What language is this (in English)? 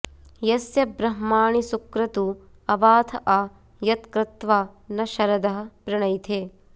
Sanskrit